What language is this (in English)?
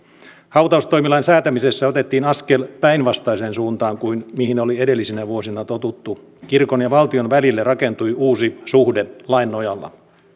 Finnish